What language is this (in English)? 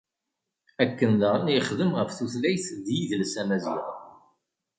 Kabyle